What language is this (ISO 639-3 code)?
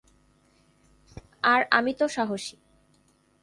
ben